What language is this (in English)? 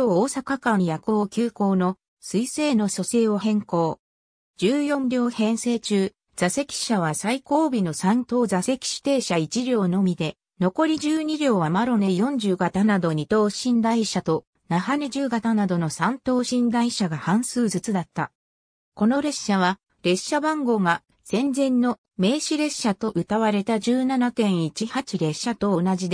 Japanese